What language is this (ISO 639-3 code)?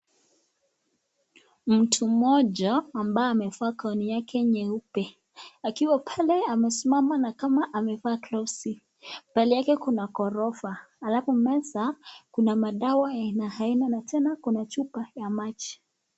swa